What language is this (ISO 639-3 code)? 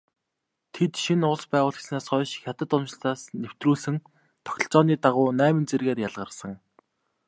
mon